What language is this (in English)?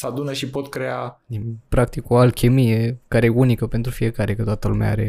Romanian